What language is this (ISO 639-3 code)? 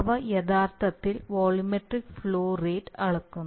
mal